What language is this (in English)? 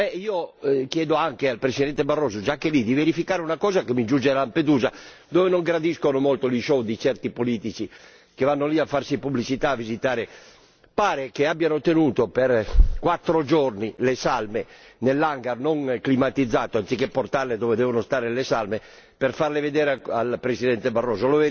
Italian